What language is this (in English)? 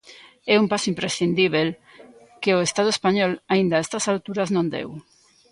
Galician